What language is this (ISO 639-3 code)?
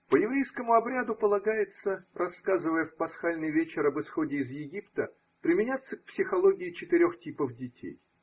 rus